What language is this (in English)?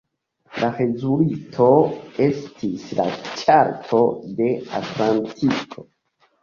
Esperanto